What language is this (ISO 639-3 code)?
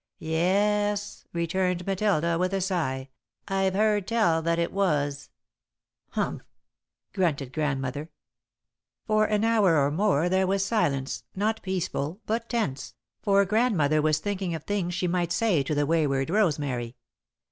eng